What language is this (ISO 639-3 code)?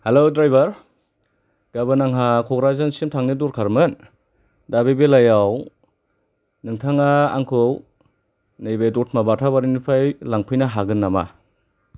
brx